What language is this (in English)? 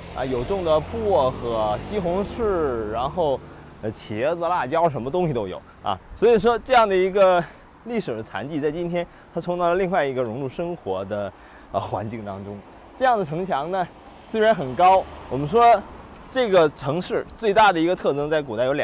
Chinese